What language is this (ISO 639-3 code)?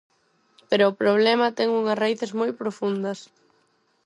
glg